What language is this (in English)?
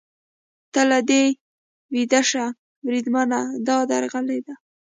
Pashto